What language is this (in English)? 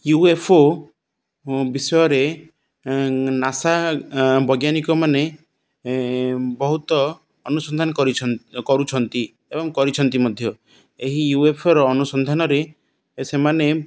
Odia